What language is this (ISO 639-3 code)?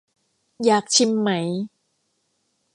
tha